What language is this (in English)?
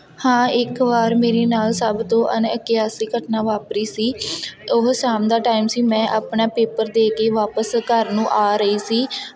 Punjabi